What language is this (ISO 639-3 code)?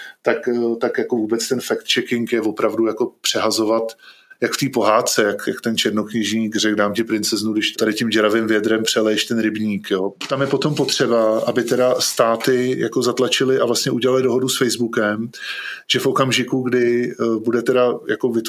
ces